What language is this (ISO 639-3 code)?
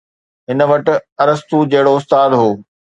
snd